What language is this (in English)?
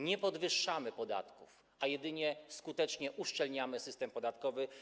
Polish